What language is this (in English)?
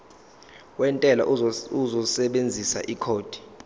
Zulu